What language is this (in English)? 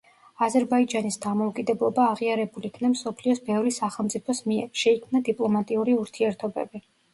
Georgian